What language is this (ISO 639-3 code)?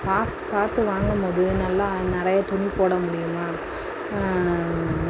tam